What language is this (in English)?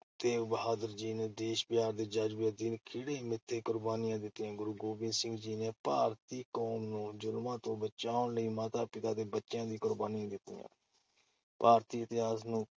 Punjabi